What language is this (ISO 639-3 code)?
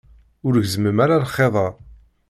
kab